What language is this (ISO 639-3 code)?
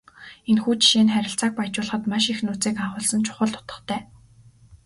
mon